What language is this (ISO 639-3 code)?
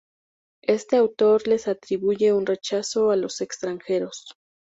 spa